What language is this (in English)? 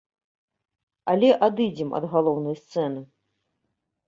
Belarusian